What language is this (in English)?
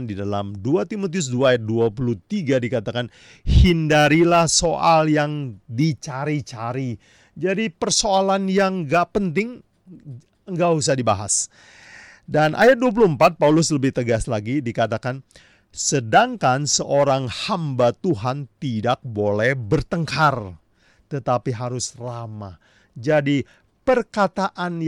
Indonesian